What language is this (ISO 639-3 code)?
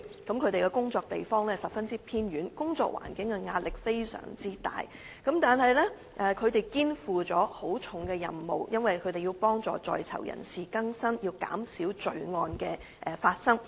yue